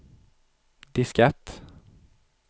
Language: Swedish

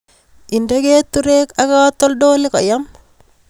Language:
Kalenjin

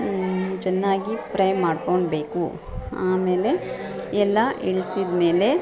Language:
Kannada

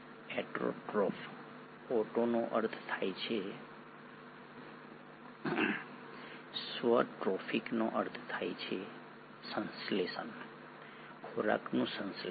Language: Gujarati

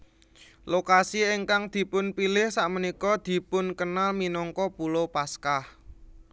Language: Javanese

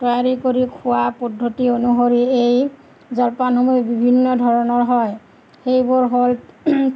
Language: Assamese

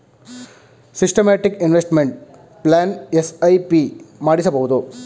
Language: Kannada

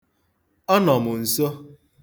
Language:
Igbo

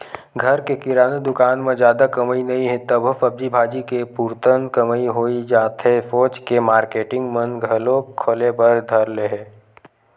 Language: Chhattisgarhi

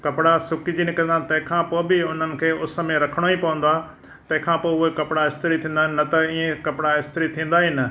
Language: Sindhi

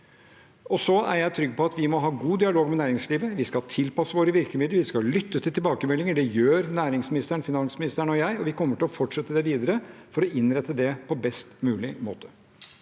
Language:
Norwegian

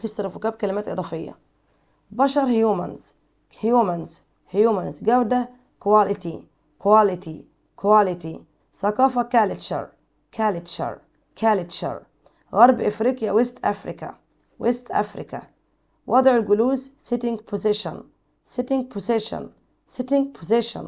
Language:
Arabic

